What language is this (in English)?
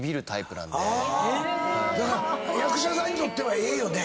Japanese